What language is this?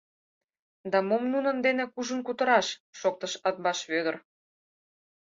Mari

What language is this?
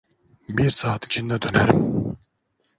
Turkish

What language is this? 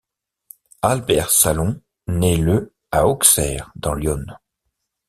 French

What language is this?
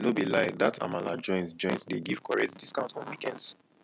Nigerian Pidgin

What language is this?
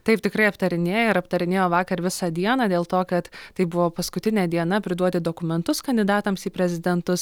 Lithuanian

